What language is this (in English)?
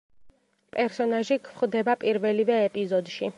Georgian